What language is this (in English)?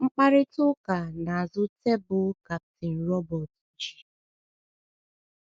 Igbo